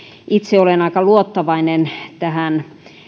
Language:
Finnish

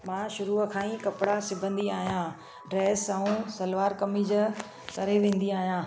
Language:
Sindhi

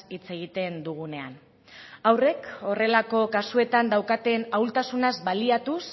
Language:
Basque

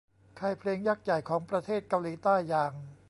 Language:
Thai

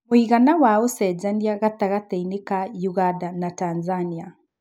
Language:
Kikuyu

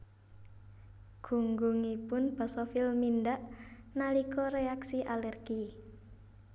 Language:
Javanese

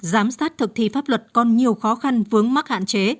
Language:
Vietnamese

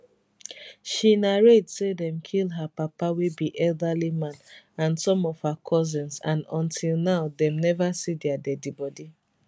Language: Nigerian Pidgin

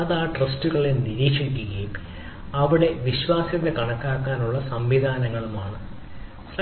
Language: Malayalam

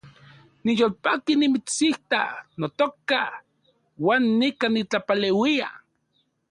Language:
Central Puebla Nahuatl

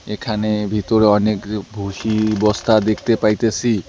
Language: Bangla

